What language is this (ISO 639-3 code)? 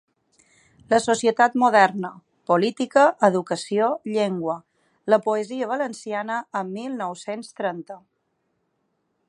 cat